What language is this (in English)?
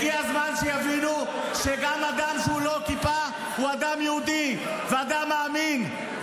Hebrew